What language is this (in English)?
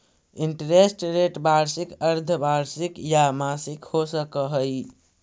Magahi